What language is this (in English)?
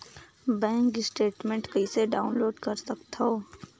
Chhattisgarhi